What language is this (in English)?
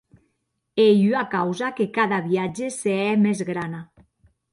Occitan